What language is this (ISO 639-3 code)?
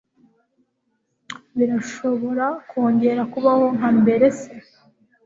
kin